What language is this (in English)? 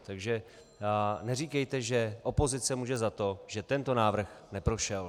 Czech